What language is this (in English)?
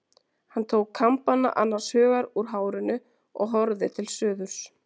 Icelandic